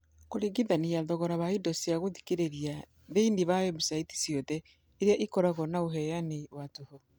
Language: Kikuyu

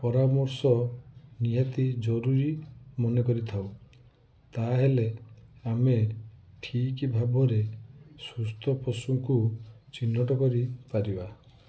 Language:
Odia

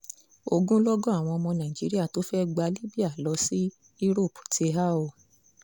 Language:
Yoruba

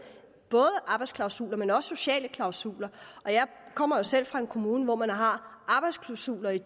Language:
Danish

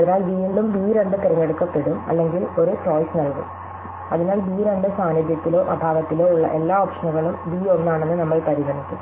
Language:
Malayalam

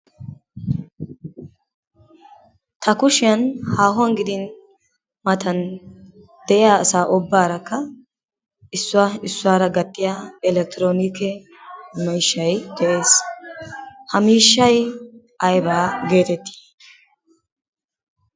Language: Wolaytta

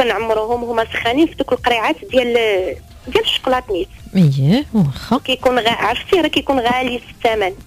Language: Arabic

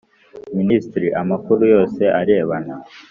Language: Kinyarwanda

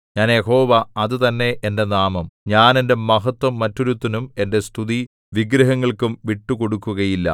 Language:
Malayalam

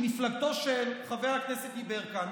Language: Hebrew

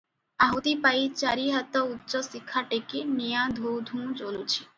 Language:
Odia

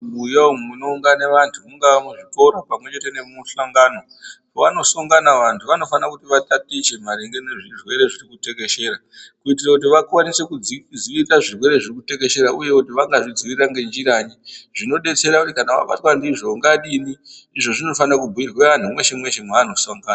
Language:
Ndau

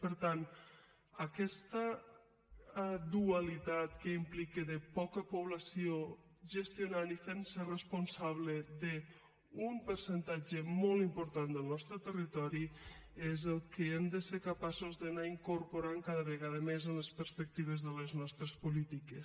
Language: Catalan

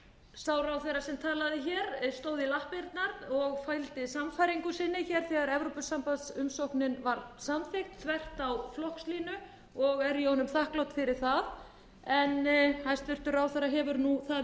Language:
Icelandic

